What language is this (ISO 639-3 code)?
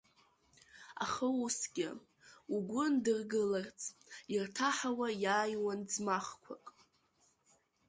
abk